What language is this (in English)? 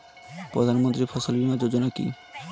Bangla